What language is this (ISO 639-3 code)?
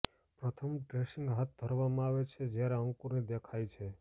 guj